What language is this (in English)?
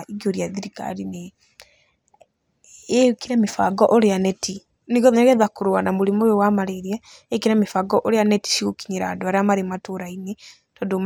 Kikuyu